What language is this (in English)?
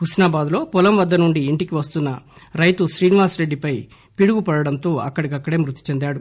Telugu